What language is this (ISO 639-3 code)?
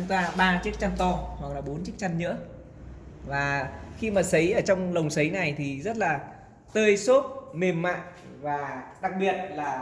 vie